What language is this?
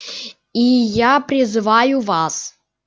Russian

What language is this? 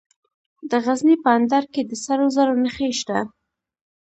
Pashto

